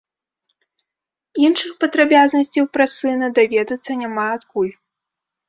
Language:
Belarusian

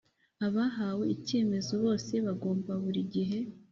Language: Kinyarwanda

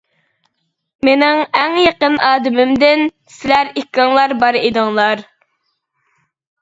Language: Uyghur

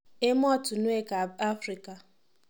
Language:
Kalenjin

